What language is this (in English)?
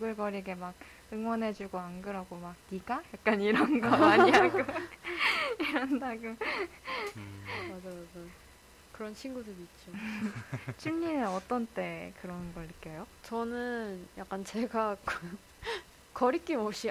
Korean